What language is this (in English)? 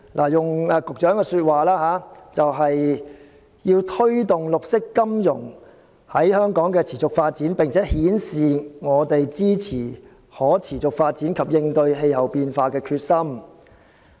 Cantonese